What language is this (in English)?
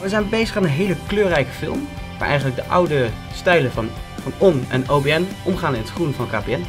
Dutch